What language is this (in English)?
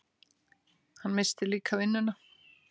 Icelandic